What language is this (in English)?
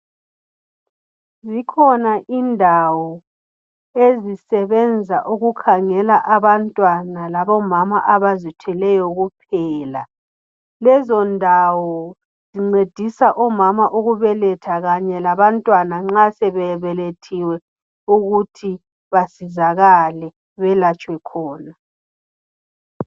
North Ndebele